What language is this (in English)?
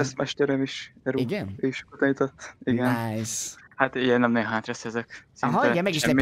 Hungarian